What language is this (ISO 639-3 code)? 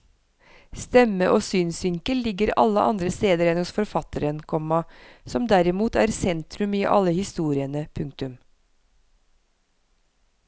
nor